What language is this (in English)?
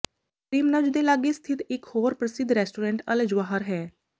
Punjabi